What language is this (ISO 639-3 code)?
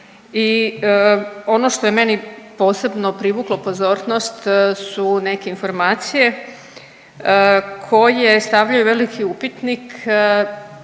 hrv